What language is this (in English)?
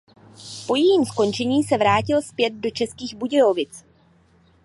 Czech